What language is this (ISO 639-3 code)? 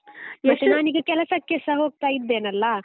kan